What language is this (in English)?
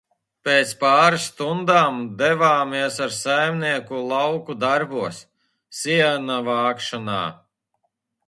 Latvian